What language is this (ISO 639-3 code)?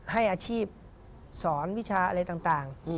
tha